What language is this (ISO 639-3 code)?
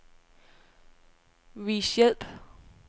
dan